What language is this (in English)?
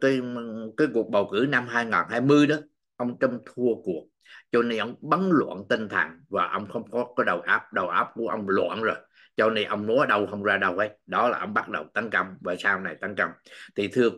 Vietnamese